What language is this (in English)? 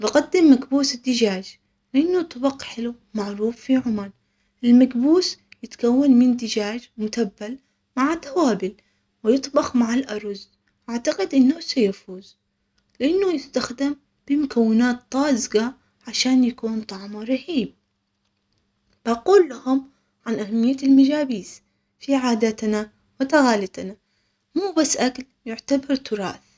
Omani Arabic